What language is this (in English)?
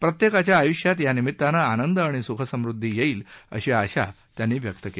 Marathi